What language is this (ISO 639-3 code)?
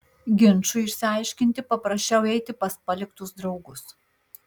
lit